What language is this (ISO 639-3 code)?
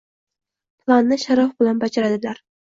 uzb